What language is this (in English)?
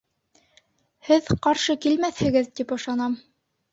Bashkir